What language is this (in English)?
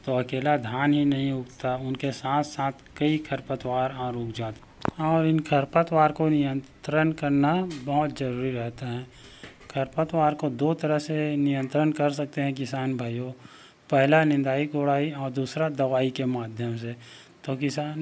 Hindi